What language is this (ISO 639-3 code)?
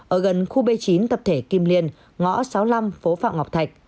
vie